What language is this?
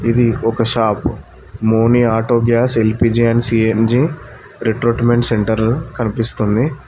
Telugu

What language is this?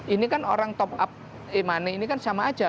Indonesian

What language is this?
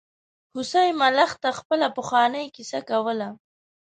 Pashto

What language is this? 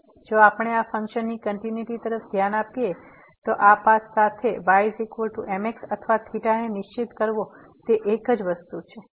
Gujarati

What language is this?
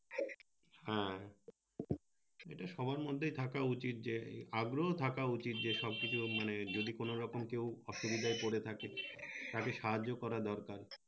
Bangla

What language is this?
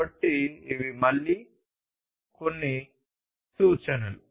Telugu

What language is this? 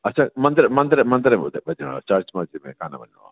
Sindhi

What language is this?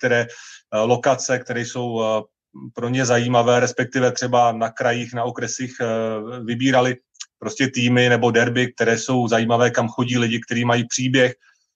Czech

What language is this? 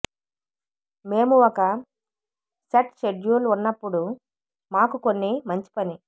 Telugu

